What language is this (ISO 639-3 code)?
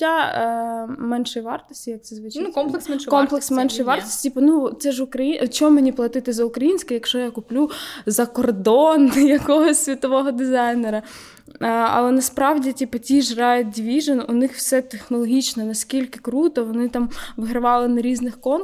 ukr